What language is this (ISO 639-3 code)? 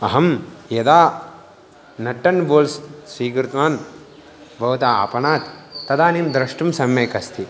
san